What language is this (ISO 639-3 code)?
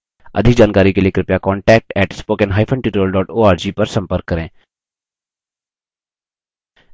hin